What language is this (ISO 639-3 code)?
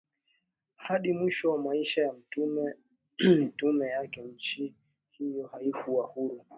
swa